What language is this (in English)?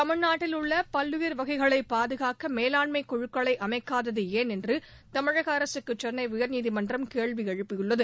Tamil